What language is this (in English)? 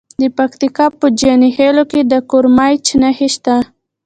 Pashto